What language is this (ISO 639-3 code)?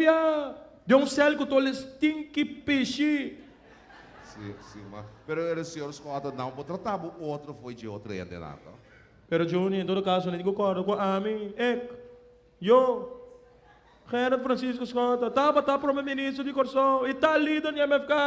por